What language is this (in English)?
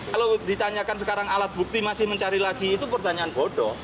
Indonesian